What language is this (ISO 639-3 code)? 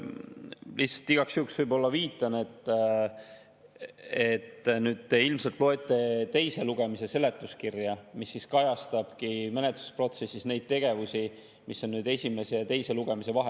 est